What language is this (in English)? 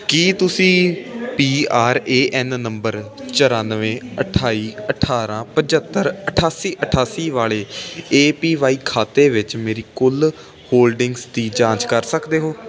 Punjabi